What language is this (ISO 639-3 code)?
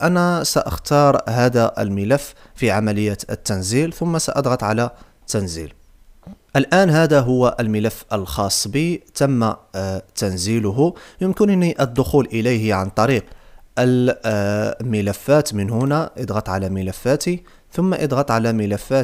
ara